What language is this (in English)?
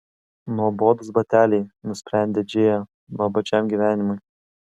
Lithuanian